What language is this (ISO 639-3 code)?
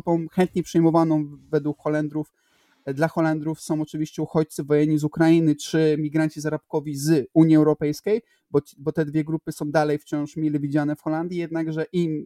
pol